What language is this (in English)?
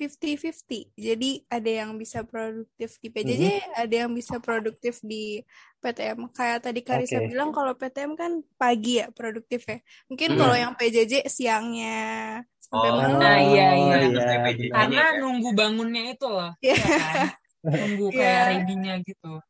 Indonesian